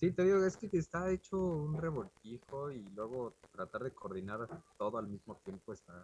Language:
Spanish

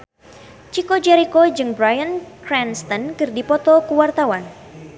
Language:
Sundanese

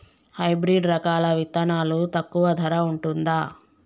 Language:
Telugu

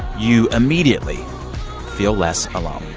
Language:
English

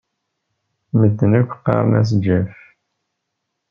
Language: Kabyle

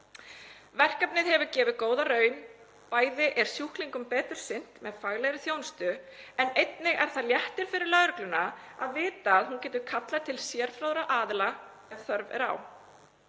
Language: Icelandic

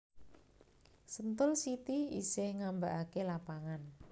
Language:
Javanese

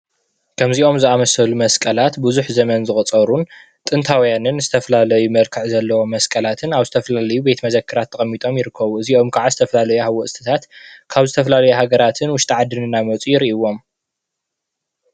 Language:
Tigrinya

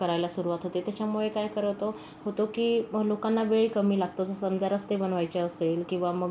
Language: Marathi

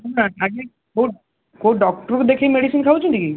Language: Odia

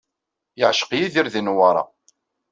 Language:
Kabyle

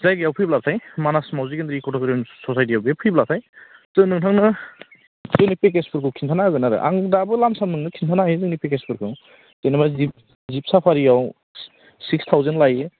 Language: Bodo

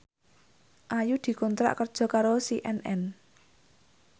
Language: Javanese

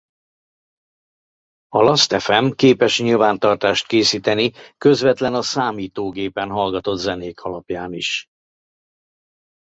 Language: Hungarian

